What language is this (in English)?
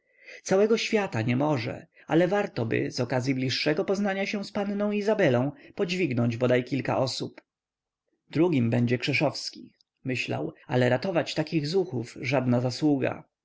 Polish